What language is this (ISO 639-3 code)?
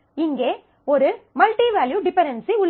tam